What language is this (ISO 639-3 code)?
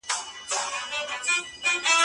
pus